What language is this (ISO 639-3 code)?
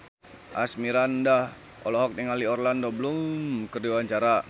sun